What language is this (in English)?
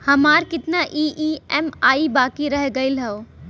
Bhojpuri